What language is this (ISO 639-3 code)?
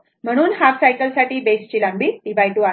mar